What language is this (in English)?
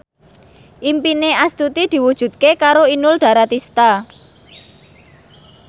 Javanese